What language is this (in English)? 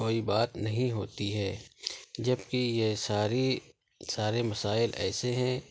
Urdu